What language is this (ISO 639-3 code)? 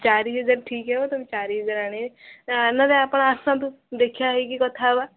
ori